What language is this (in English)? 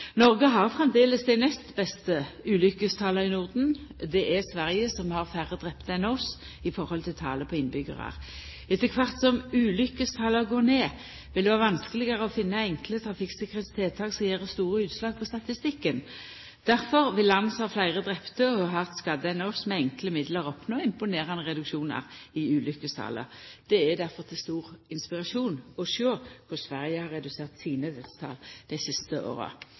Norwegian Nynorsk